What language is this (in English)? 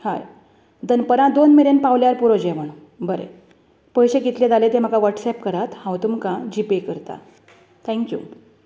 Konkani